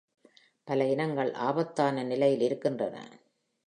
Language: Tamil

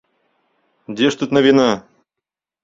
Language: Belarusian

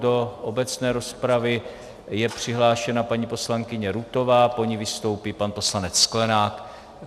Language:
Czech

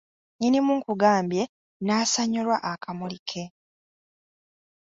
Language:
Ganda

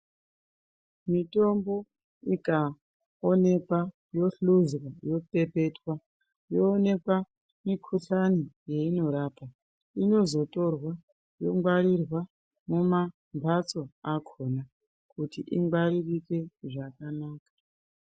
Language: Ndau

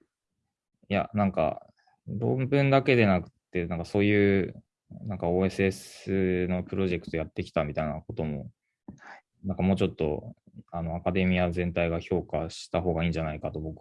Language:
Japanese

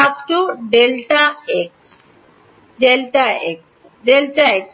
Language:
Bangla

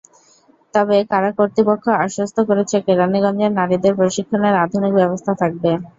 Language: Bangla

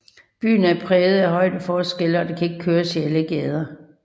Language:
Danish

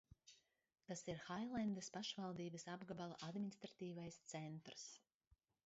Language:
Latvian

